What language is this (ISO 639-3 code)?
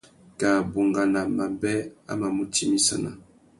bag